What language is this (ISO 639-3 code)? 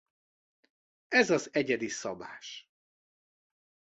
hun